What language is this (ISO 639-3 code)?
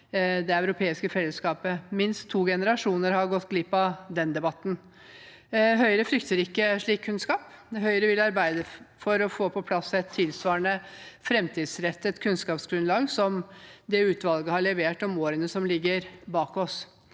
nor